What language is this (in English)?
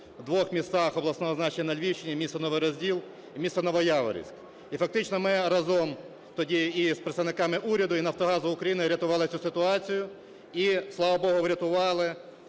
Ukrainian